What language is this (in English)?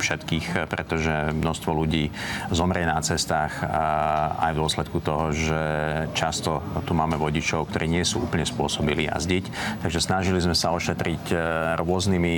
Slovak